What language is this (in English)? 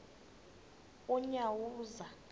Xhosa